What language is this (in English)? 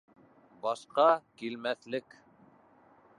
Bashkir